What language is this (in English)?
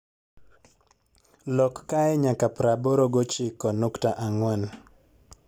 Luo (Kenya and Tanzania)